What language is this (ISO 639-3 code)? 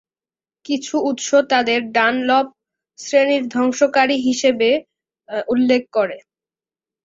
ben